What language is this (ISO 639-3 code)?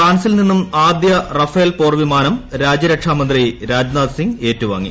mal